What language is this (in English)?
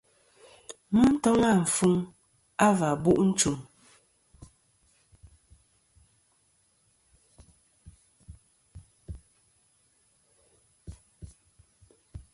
Kom